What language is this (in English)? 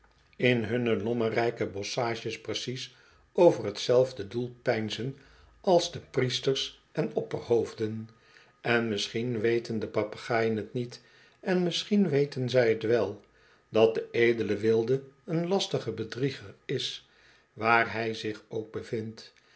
Dutch